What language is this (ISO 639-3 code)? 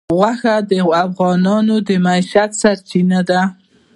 pus